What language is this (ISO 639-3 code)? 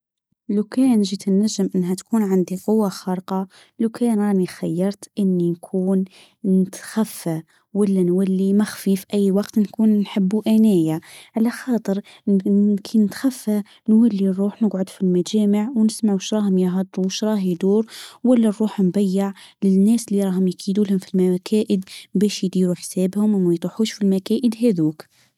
aeb